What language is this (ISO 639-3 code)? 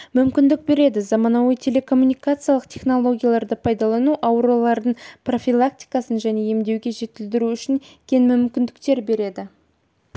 kaz